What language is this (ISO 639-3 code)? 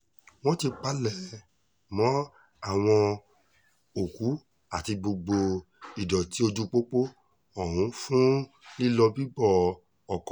yor